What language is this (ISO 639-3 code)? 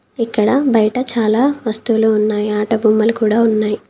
tel